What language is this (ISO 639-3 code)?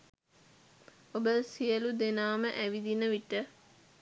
sin